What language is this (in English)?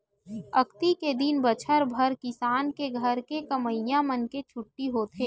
Chhattisgarhi